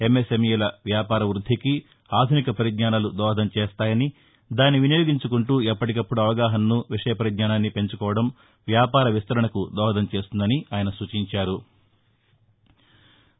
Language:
Telugu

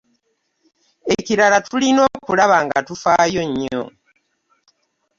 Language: Ganda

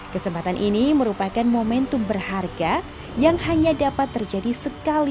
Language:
Indonesian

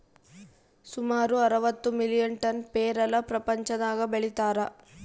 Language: Kannada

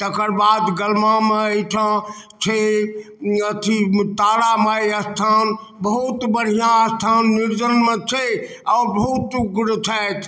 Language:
Maithili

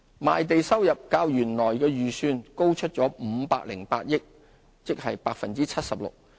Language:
Cantonese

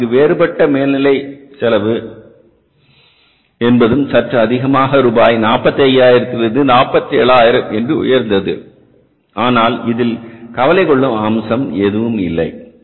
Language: Tamil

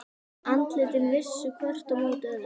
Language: Icelandic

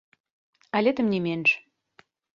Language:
Belarusian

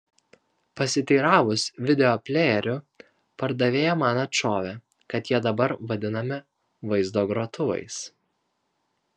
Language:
Lithuanian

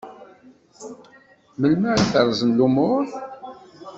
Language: Kabyle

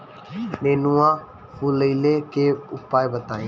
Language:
Bhojpuri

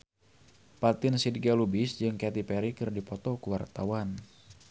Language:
Sundanese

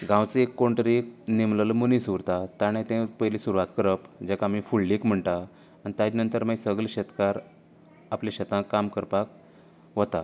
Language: Konkani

